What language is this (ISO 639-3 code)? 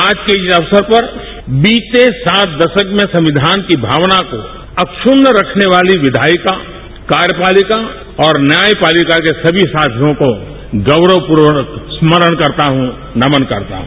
hin